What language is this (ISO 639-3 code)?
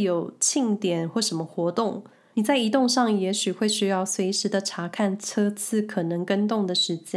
zho